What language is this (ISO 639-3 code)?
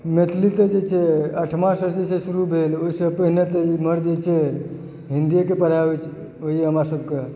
mai